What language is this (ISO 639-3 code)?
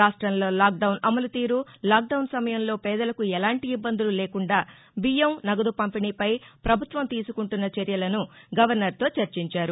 tel